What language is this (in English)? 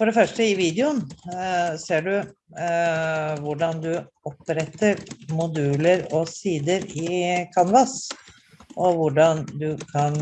Norwegian